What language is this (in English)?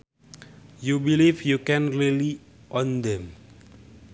Sundanese